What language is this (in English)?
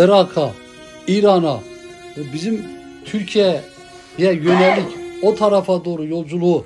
Turkish